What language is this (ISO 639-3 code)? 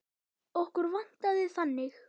isl